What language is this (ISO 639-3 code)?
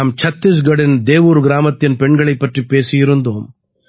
tam